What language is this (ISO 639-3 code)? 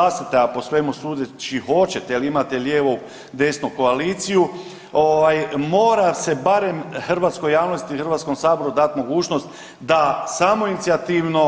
hrv